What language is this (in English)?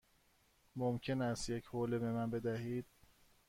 Persian